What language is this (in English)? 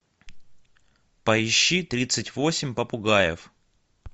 Russian